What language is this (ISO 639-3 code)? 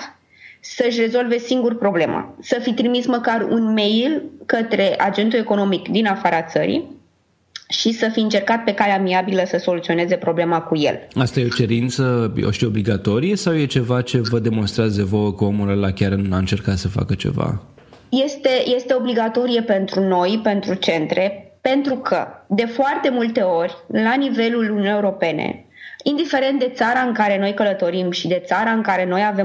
ron